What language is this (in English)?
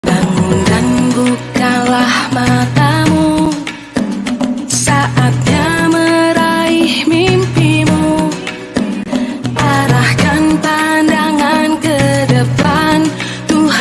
Indonesian